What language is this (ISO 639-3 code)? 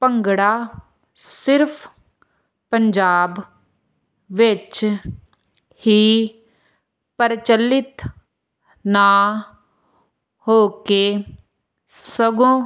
pan